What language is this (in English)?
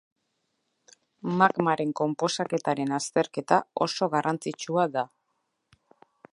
Basque